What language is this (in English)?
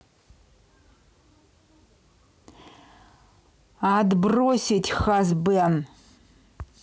Russian